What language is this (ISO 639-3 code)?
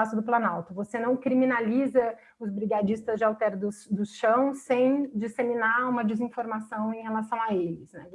por